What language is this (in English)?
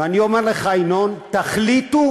Hebrew